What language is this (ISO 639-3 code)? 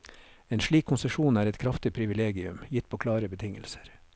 nor